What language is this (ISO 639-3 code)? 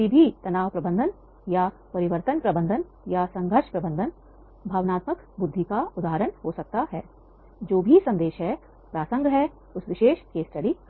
hin